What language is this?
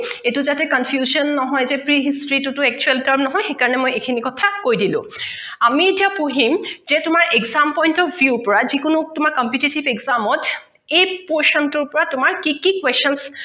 Assamese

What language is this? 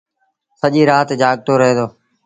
Sindhi Bhil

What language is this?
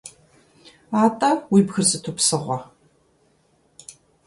Kabardian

